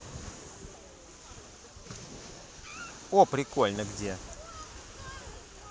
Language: Russian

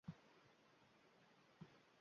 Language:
Uzbek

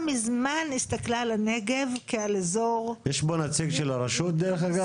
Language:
Hebrew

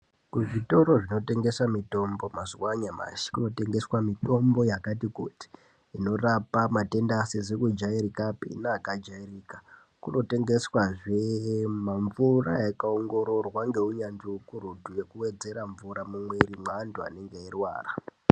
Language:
Ndau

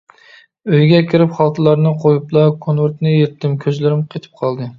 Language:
Uyghur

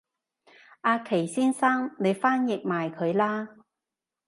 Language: Cantonese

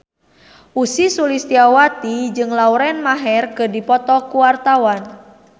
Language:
Sundanese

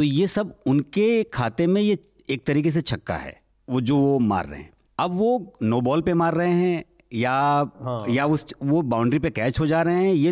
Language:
Hindi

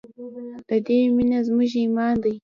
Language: Pashto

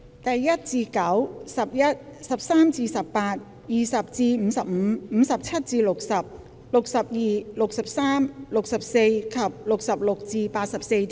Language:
Cantonese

